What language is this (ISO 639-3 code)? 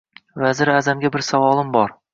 uzb